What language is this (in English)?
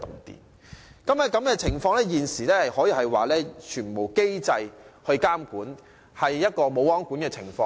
Cantonese